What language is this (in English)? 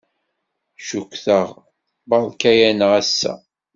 Kabyle